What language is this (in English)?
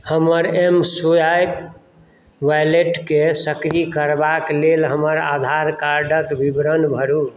Maithili